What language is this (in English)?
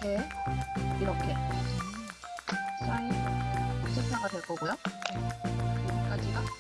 Korean